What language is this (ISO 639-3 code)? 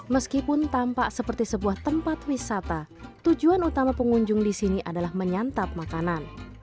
ind